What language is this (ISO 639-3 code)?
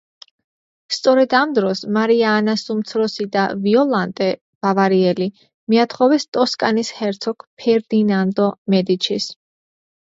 kat